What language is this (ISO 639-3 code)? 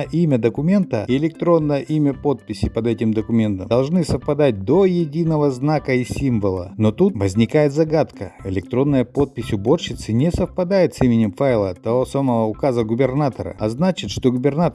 rus